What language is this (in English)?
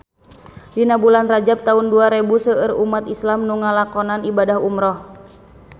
Sundanese